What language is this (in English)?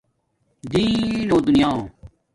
Domaaki